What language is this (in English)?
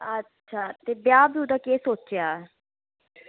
Dogri